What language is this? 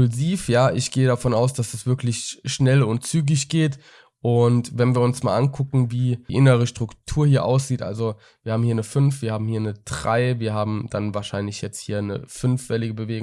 German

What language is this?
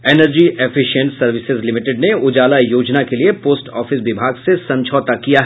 Hindi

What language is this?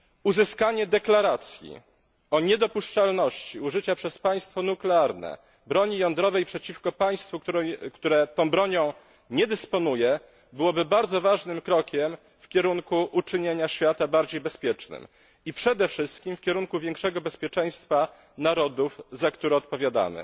Polish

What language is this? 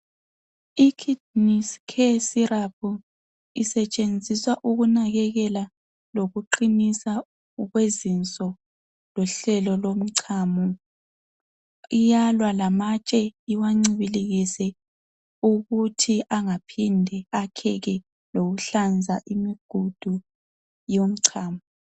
North Ndebele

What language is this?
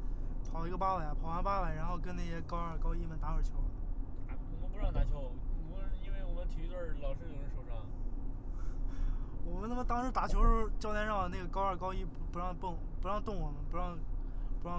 Chinese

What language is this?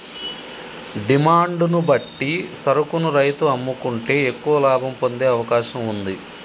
Telugu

